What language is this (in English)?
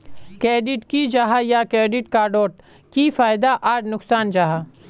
Magahi